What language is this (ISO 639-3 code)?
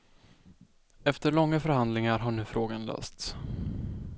swe